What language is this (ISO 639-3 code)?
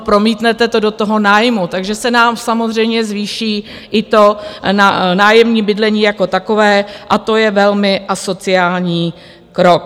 ces